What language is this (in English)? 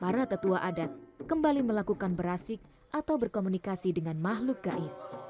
Indonesian